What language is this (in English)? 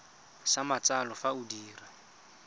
Tswana